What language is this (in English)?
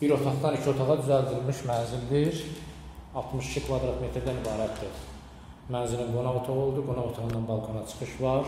Turkish